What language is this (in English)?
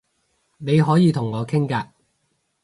Cantonese